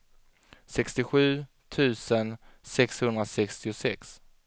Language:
Swedish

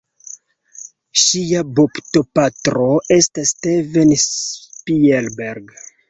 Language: Esperanto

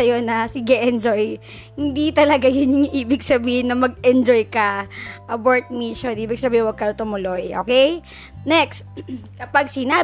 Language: Filipino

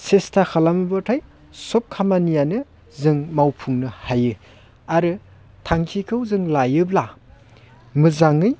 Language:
Bodo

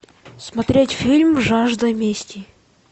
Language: Russian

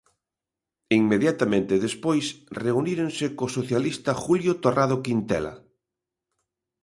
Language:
Galician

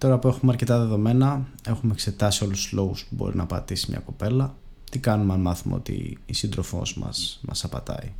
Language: Greek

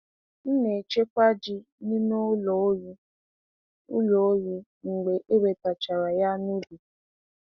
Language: Igbo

